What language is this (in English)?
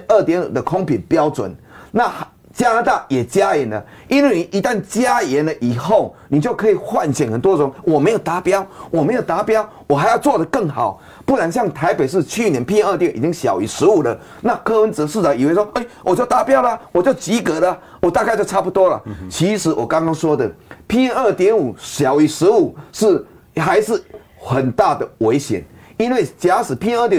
Chinese